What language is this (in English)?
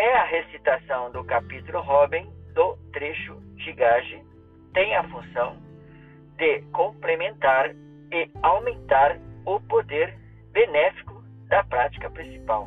Portuguese